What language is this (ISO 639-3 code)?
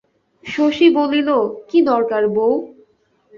ben